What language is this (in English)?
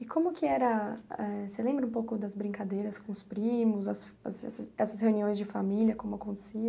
Portuguese